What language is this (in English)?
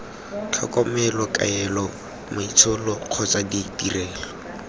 Tswana